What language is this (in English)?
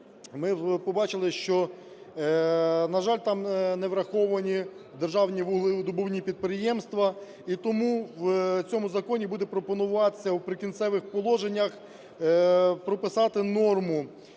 Ukrainian